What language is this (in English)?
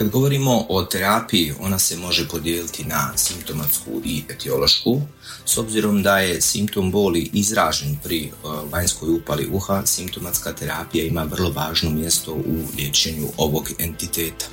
Croatian